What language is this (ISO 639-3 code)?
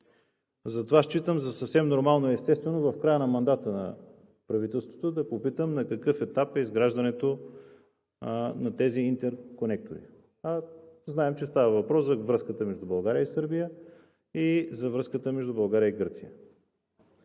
bul